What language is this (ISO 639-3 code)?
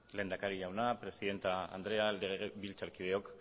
eus